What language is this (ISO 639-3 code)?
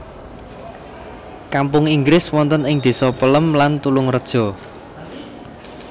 jav